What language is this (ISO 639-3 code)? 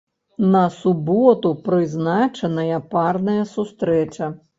bel